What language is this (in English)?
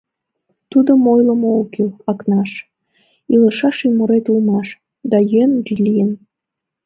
Mari